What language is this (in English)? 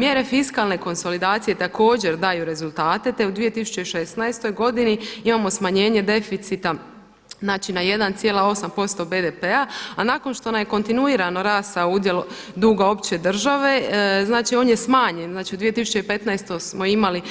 Croatian